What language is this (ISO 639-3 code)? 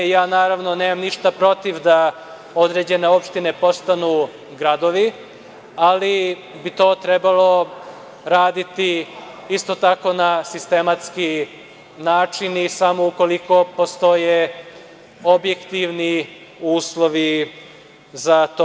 srp